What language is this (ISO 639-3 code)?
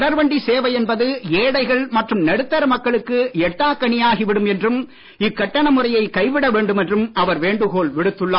tam